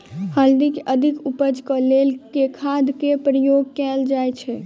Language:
Maithili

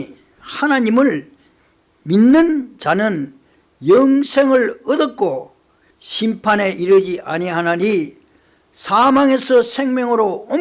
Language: Korean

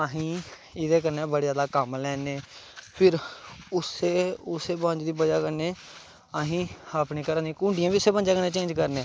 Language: Dogri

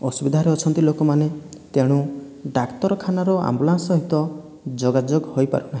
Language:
Odia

